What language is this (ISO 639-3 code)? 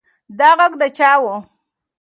pus